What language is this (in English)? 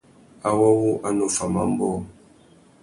Tuki